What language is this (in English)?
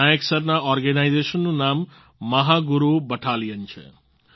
Gujarati